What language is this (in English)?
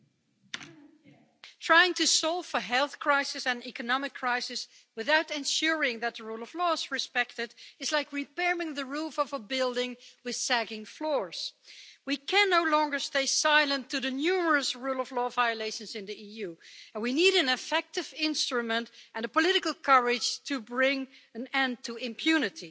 English